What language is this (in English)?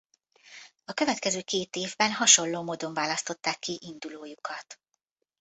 Hungarian